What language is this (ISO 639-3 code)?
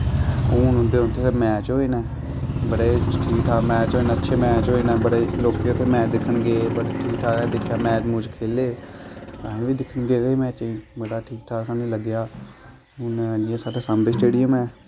doi